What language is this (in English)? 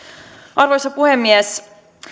Finnish